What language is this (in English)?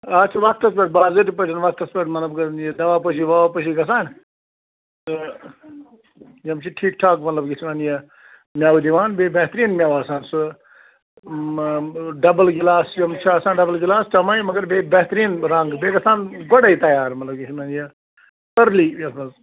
Kashmiri